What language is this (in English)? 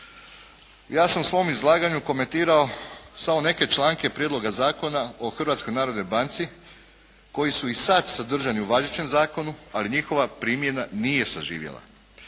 Croatian